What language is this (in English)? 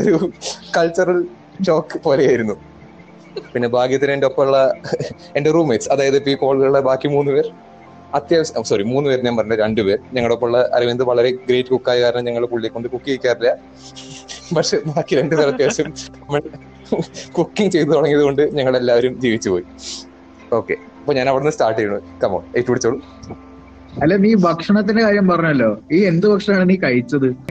Malayalam